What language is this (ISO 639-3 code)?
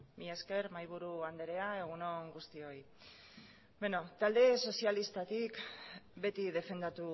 eus